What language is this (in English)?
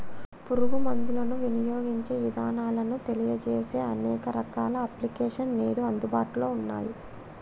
Telugu